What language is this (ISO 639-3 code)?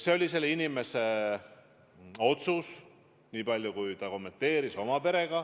est